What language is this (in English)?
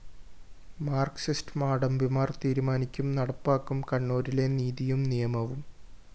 Malayalam